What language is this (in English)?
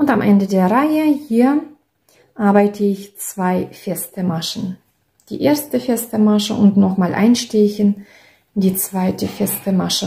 German